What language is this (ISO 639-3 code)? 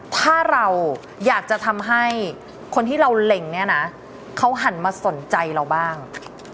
tha